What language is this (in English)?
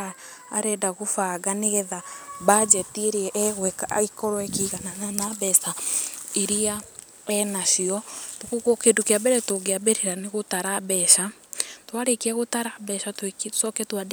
Kikuyu